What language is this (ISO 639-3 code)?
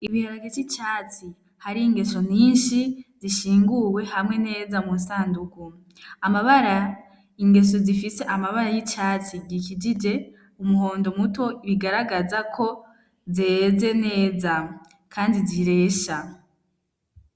run